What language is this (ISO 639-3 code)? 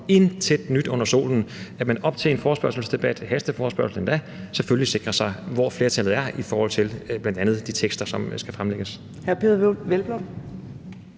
dan